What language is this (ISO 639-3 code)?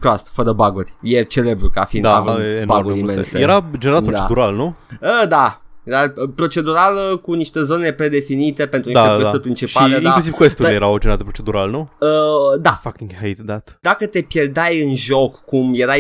ron